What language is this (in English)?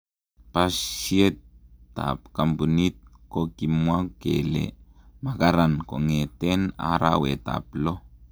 Kalenjin